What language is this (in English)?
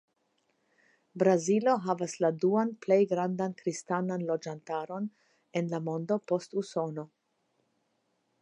Esperanto